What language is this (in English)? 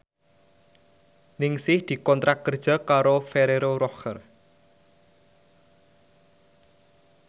Javanese